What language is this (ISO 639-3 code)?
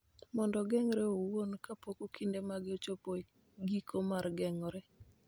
luo